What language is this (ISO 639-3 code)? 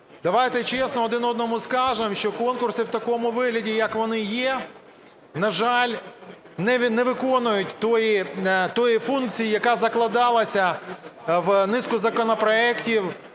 ukr